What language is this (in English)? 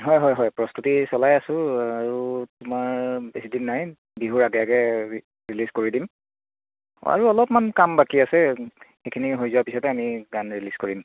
Assamese